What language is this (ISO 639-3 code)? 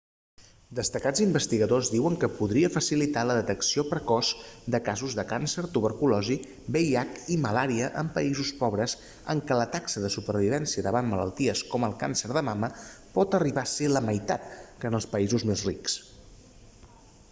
cat